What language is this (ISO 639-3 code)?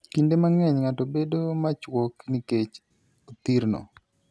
luo